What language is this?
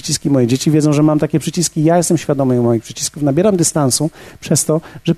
Polish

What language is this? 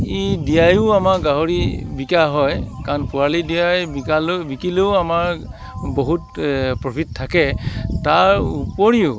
Assamese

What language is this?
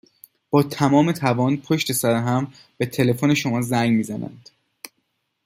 Persian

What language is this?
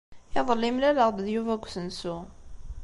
Kabyle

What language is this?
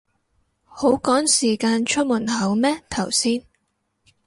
Cantonese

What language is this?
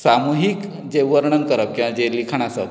Konkani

